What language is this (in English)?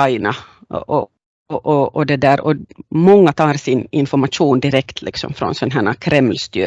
Swedish